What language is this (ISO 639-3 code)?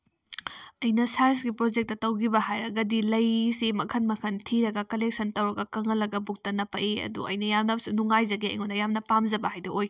mni